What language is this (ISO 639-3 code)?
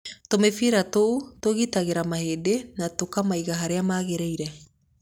kik